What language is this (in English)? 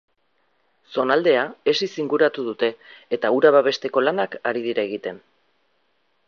Basque